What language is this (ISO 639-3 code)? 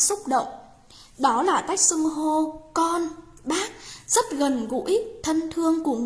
vie